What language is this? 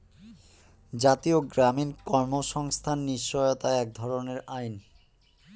Bangla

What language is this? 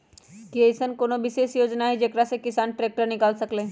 Magahi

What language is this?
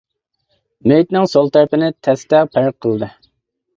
Uyghur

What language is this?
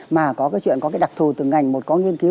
Vietnamese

